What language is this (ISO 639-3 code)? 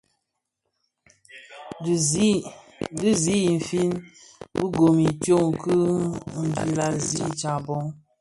ksf